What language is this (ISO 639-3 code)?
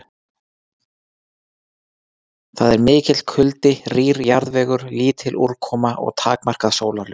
isl